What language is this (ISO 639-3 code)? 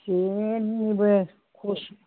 brx